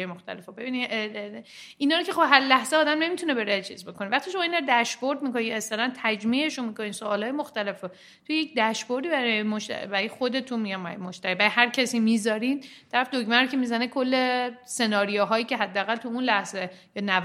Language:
Persian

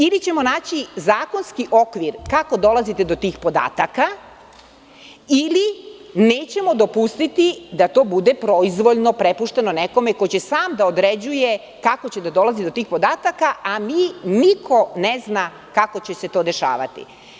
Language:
Serbian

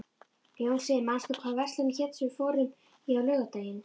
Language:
Icelandic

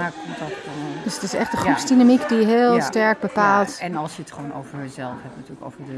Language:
Dutch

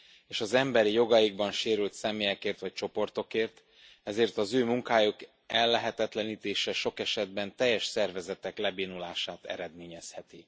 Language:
Hungarian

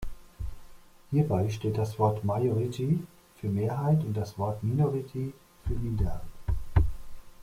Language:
German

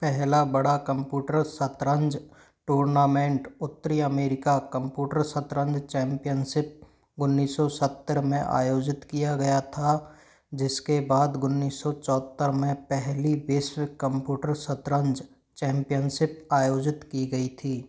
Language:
Hindi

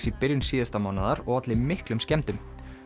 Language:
Icelandic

